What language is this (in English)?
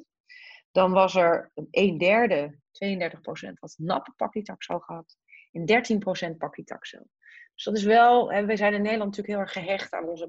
Dutch